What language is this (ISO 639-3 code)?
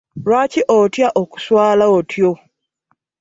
lug